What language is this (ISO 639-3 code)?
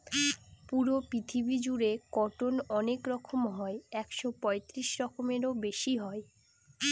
ben